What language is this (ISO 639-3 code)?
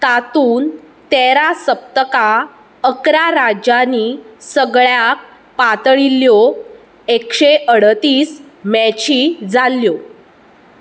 kok